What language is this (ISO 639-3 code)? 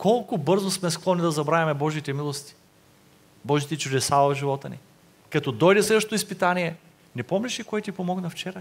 bul